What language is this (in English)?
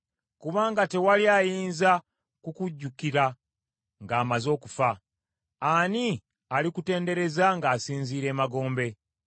Ganda